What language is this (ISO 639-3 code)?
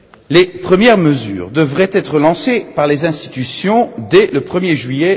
fra